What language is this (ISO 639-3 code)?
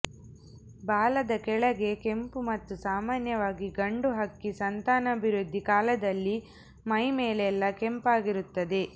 kan